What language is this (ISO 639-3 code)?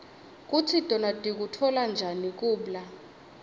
ssw